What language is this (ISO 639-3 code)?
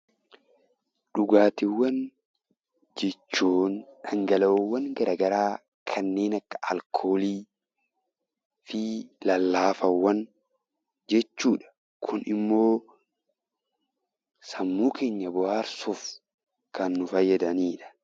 orm